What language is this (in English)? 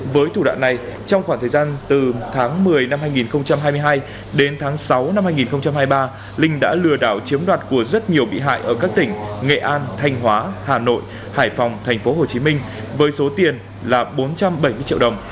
Vietnamese